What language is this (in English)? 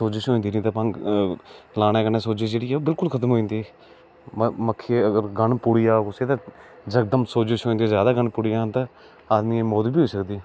Dogri